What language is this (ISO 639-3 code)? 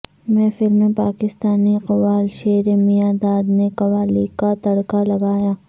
urd